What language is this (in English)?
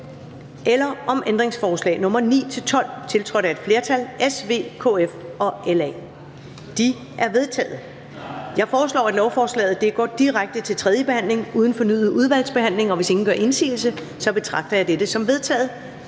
Danish